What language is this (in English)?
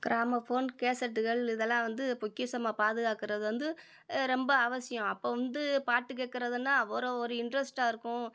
Tamil